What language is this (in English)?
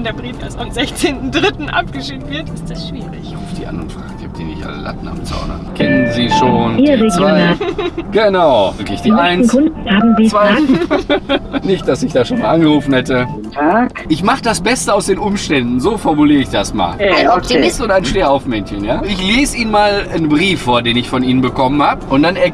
German